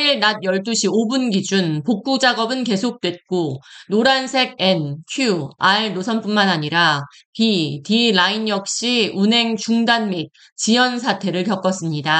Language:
Korean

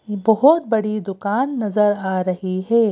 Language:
Hindi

